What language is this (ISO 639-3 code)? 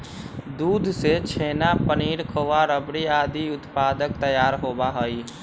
mag